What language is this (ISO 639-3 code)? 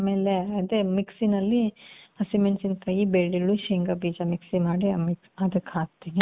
kan